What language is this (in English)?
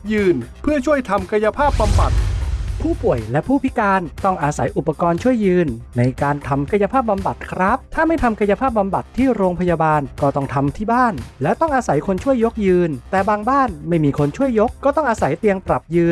Thai